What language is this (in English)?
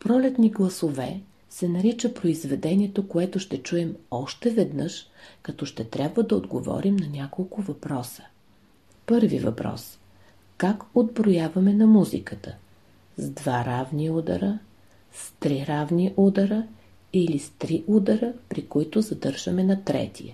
Bulgarian